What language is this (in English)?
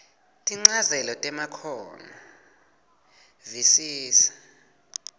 Swati